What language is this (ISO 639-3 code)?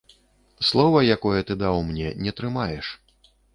bel